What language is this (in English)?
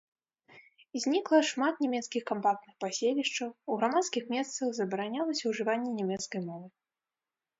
Belarusian